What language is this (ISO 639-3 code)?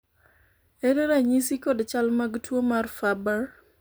luo